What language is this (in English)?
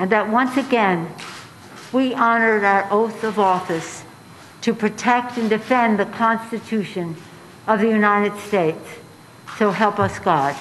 Thai